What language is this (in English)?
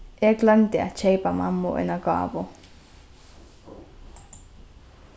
Faroese